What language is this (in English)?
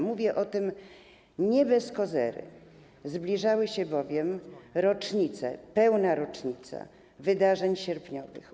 Polish